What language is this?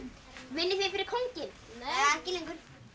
Icelandic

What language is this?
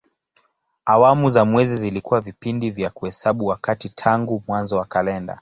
Swahili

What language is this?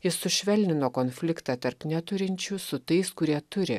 Lithuanian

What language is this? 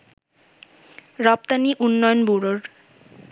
Bangla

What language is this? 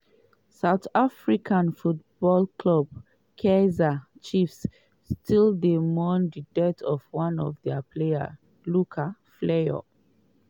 Nigerian Pidgin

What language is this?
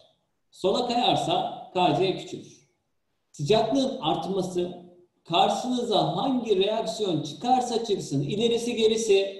Turkish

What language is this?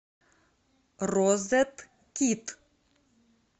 Russian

